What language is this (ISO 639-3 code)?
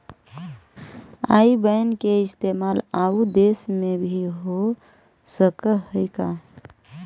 mag